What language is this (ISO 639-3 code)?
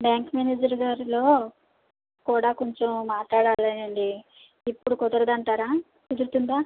tel